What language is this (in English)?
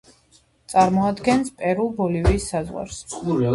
Georgian